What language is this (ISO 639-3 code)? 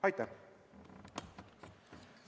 est